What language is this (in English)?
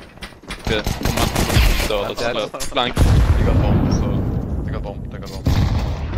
English